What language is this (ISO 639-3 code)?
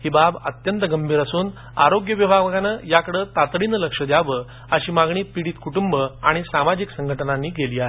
mar